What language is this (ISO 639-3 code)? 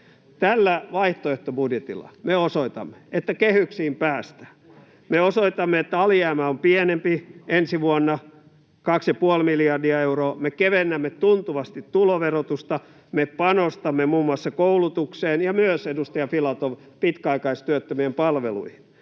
fin